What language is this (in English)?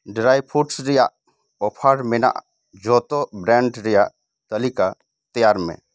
Santali